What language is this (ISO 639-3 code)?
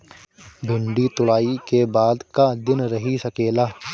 bho